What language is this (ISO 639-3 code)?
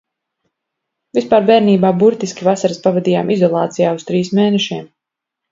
lav